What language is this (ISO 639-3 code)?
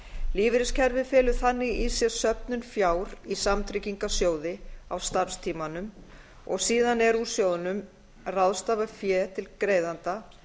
isl